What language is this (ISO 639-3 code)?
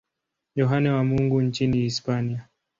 swa